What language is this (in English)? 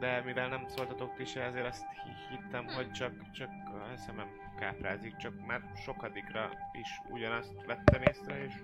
Hungarian